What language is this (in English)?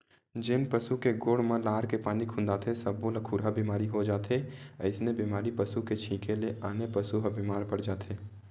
Chhattisgarhi